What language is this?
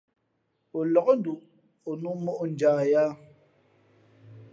Fe'fe'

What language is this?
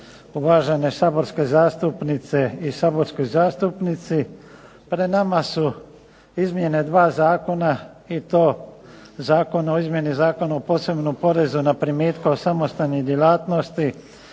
Croatian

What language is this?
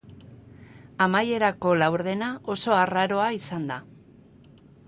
Basque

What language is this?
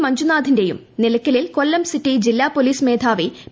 Malayalam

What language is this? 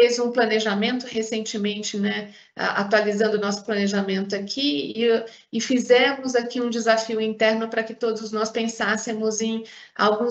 Portuguese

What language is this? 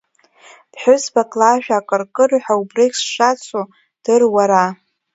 Abkhazian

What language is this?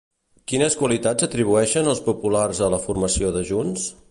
Catalan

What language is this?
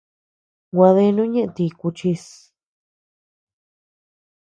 Tepeuxila Cuicatec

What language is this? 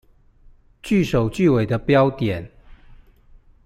Chinese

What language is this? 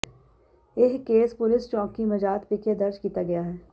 Punjabi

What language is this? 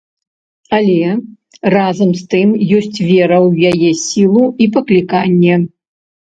Belarusian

